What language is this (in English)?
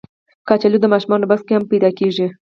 Pashto